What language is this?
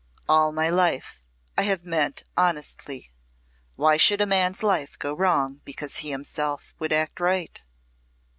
English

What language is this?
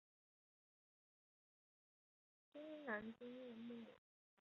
Chinese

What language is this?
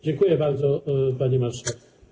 Polish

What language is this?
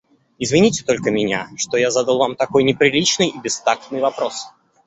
Russian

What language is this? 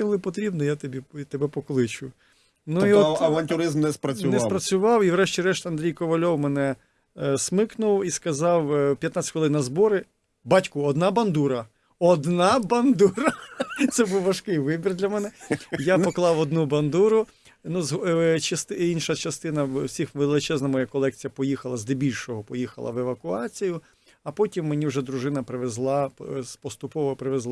Ukrainian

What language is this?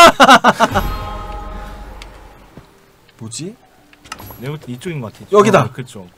Korean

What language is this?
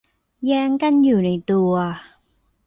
Thai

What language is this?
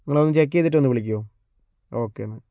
Malayalam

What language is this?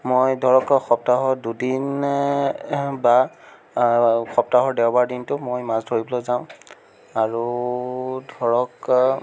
Assamese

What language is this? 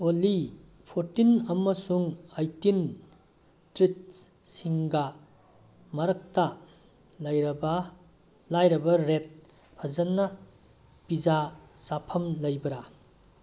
Manipuri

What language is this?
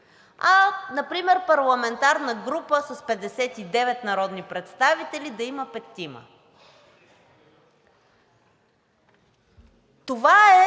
Bulgarian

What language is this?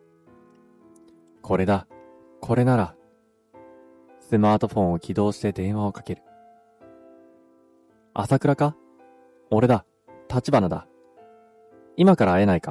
Japanese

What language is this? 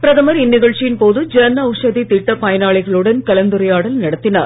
Tamil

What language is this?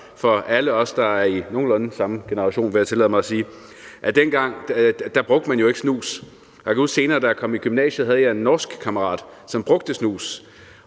Danish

